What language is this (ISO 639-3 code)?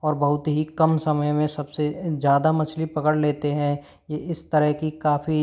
hin